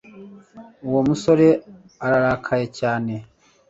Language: Kinyarwanda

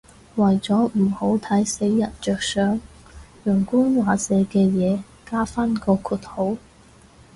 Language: Cantonese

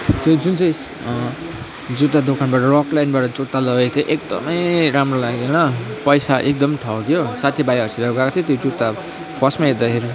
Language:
Nepali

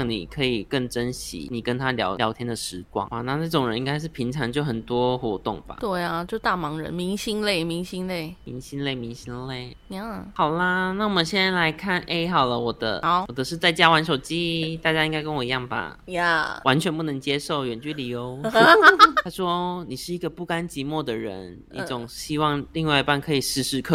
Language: Chinese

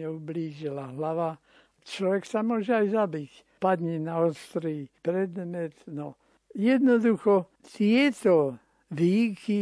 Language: Slovak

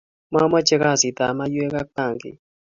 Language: Kalenjin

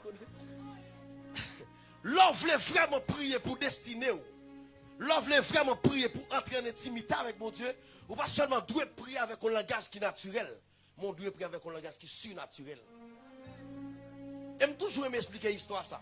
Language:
French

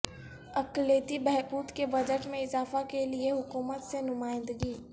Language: Urdu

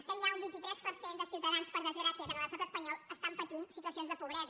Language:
Catalan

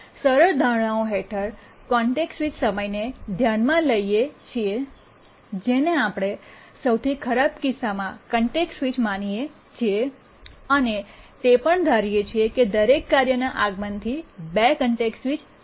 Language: Gujarati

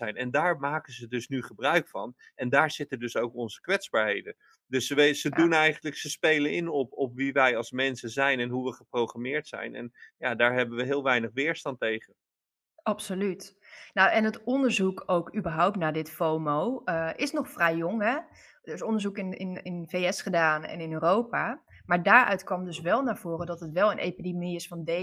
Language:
Dutch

